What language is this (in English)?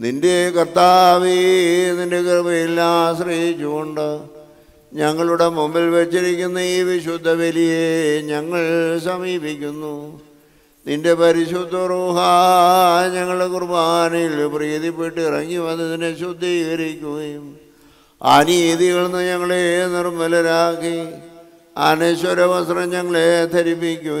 Romanian